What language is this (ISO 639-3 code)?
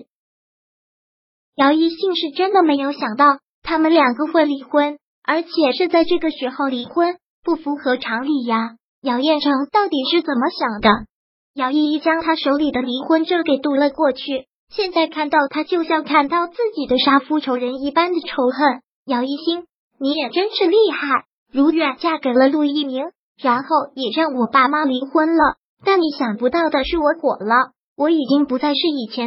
zho